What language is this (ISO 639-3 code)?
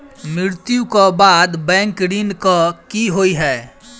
mai